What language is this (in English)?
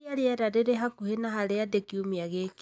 Kikuyu